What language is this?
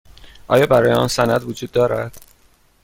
Persian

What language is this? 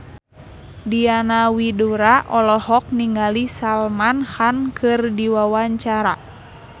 Sundanese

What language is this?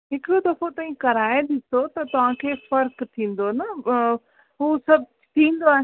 Sindhi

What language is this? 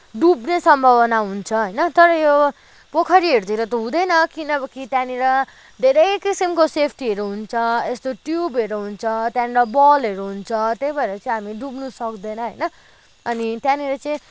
Nepali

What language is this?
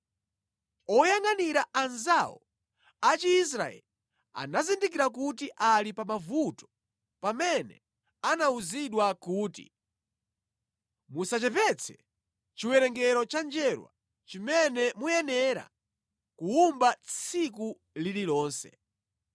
Nyanja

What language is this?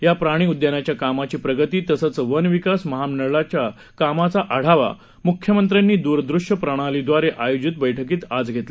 Marathi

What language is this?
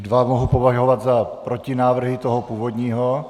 Czech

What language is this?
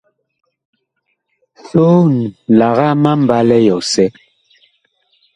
Bakoko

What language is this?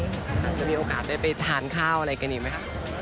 Thai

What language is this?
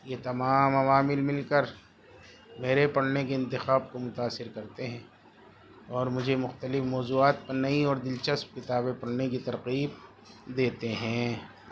Urdu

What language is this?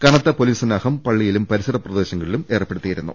Malayalam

